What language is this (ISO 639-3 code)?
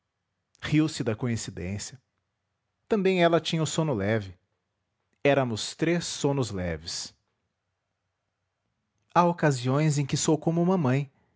por